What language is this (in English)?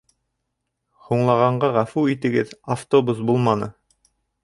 Bashkir